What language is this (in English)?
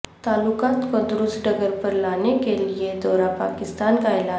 Urdu